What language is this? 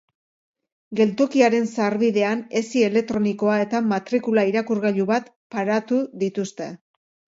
Basque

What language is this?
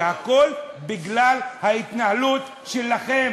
Hebrew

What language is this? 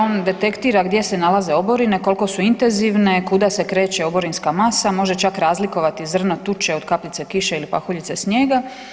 Croatian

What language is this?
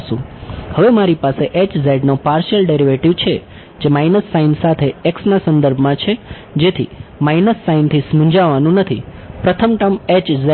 Gujarati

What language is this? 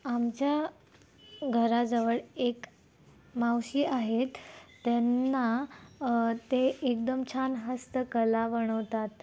Marathi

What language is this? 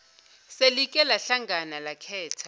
Zulu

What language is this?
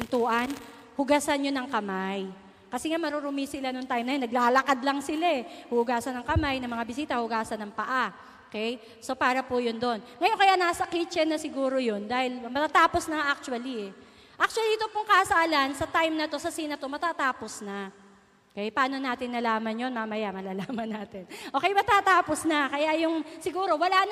Filipino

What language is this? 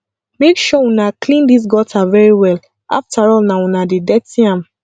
Nigerian Pidgin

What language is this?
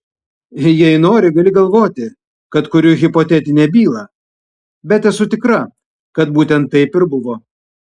Lithuanian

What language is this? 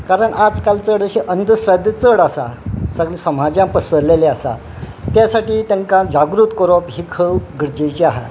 Konkani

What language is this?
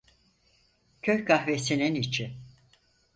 Turkish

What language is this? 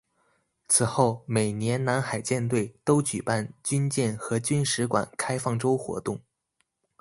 Chinese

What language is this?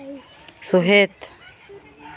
Santali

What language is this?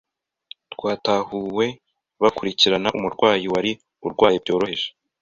Kinyarwanda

